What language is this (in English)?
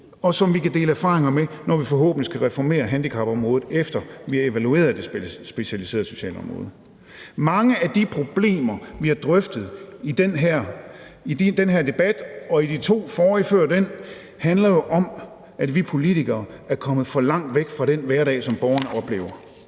Danish